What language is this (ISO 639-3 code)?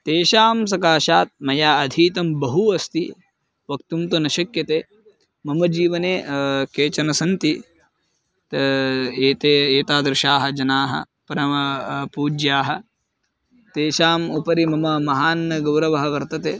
san